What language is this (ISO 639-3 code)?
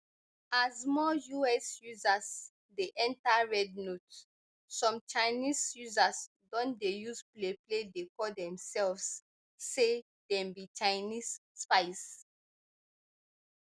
pcm